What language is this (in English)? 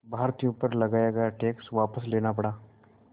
Hindi